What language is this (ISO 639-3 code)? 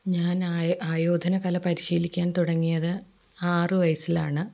mal